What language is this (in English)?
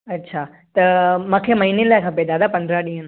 Sindhi